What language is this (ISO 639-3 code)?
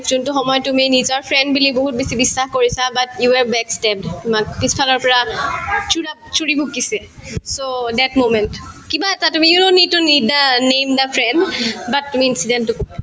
asm